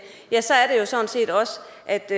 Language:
Danish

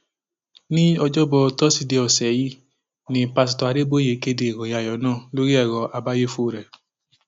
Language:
Yoruba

